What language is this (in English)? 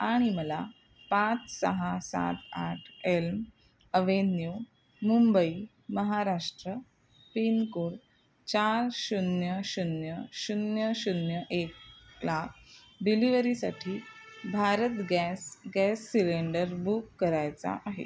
Marathi